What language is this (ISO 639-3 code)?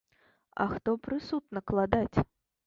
bel